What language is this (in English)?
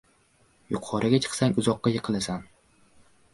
Uzbek